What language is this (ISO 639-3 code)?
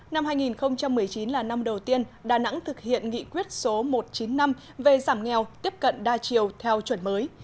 vie